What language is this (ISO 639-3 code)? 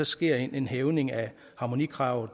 dan